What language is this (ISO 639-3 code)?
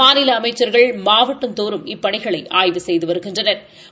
tam